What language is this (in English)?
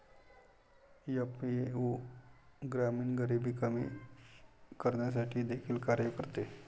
Marathi